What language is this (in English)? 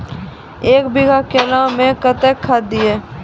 Maithili